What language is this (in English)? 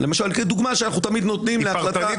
Hebrew